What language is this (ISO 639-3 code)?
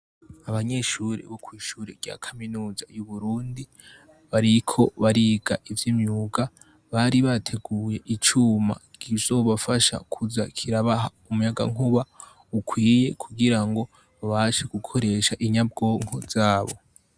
run